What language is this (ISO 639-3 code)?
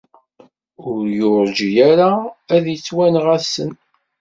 kab